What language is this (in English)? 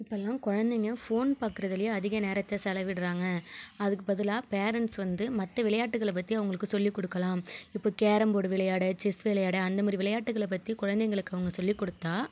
Tamil